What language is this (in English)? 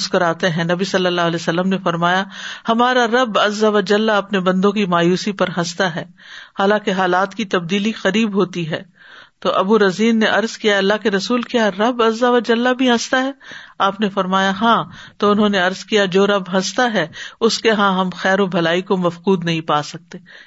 Urdu